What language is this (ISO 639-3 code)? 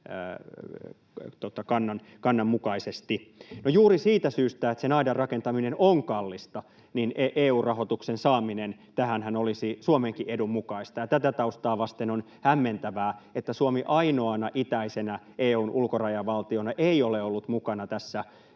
fin